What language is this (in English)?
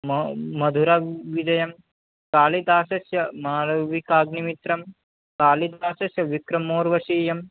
Sanskrit